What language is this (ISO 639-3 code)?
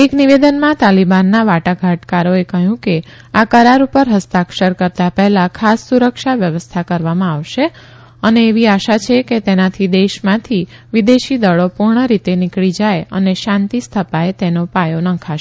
guj